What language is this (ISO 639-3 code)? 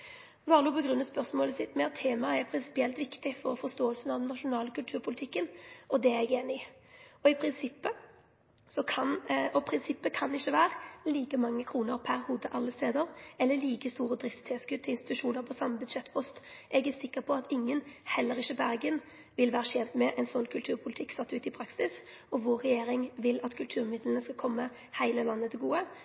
nno